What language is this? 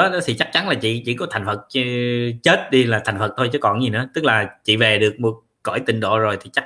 Vietnamese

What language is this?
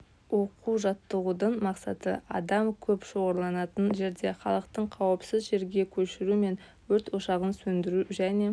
Kazakh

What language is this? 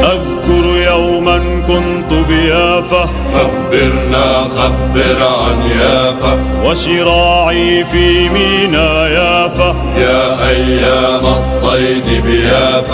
Arabic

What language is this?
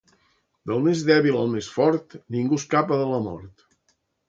Catalan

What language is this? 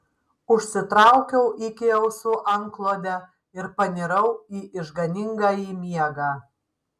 Lithuanian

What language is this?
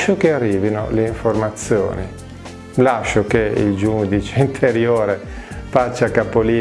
Italian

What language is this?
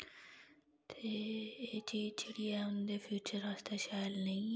Dogri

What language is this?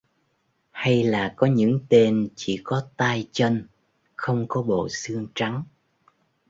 Vietnamese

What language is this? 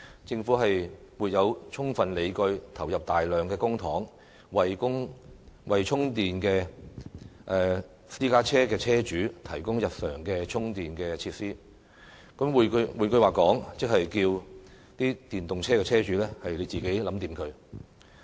Cantonese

